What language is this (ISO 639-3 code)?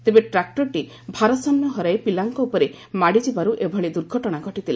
ori